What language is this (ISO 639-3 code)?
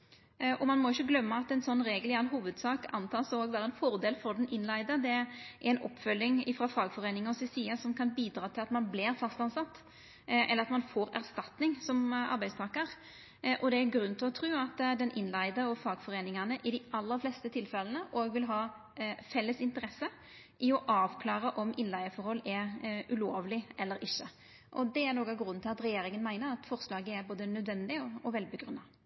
nno